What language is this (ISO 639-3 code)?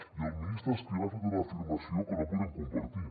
cat